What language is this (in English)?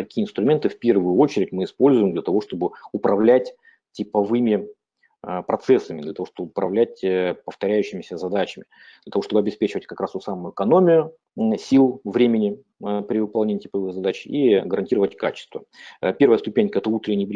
Russian